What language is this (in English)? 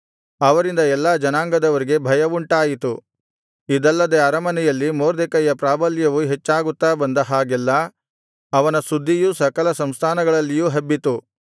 Kannada